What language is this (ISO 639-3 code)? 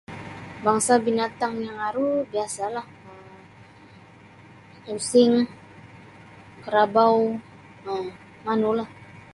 bsy